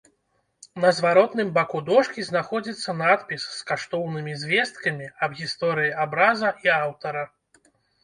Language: Belarusian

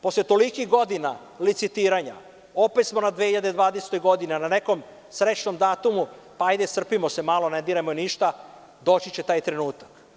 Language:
Serbian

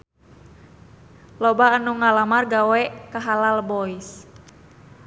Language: Sundanese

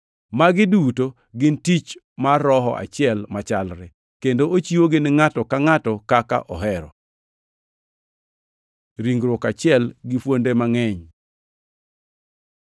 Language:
Luo (Kenya and Tanzania)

